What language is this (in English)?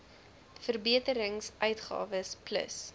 Afrikaans